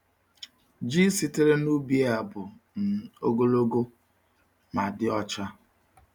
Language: Igbo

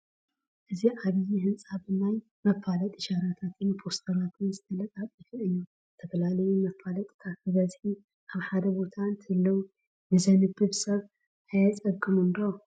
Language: Tigrinya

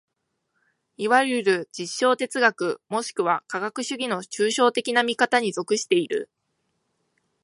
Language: Japanese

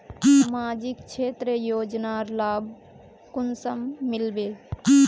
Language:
Magahi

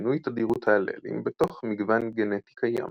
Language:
Hebrew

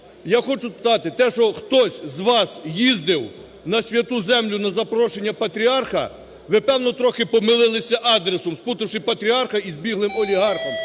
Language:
Ukrainian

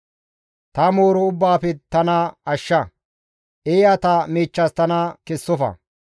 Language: Gamo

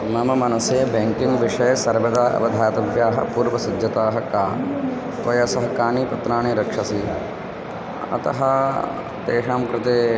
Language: Sanskrit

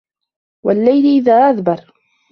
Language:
Arabic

